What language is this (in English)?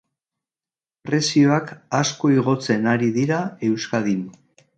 Basque